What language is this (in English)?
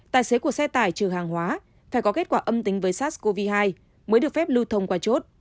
Vietnamese